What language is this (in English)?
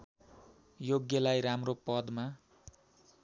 Nepali